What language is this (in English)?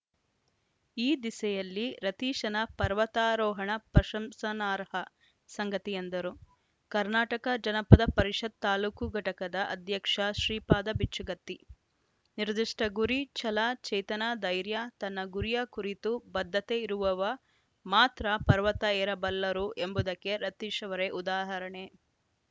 Kannada